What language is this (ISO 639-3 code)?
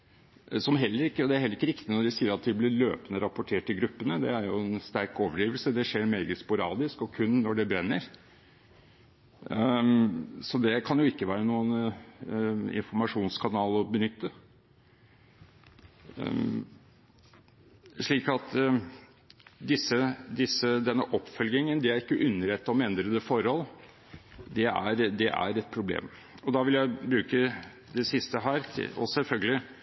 nob